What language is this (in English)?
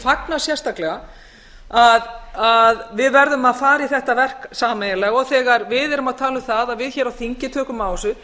Icelandic